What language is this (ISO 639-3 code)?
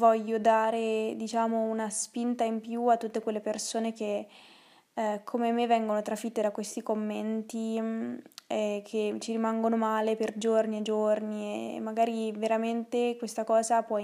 ita